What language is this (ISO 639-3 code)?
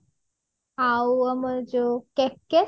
ori